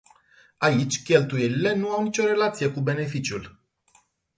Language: Romanian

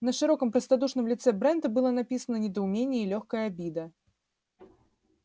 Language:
Russian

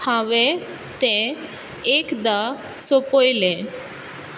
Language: Konkani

